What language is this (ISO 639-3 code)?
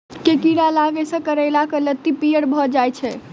mai